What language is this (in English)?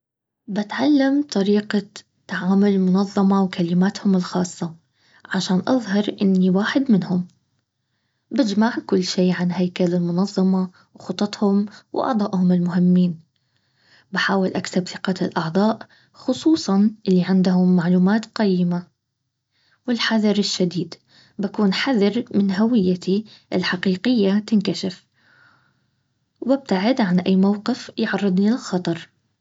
Baharna Arabic